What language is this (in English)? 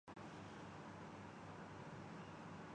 Urdu